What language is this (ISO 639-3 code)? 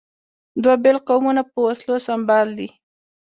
pus